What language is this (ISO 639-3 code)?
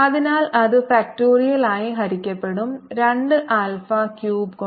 mal